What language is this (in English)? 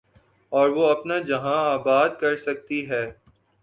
Urdu